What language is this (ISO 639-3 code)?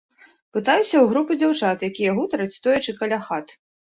bel